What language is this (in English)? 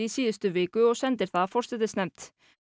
Icelandic